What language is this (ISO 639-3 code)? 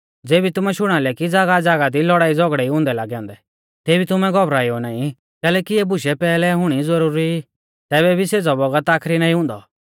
bfz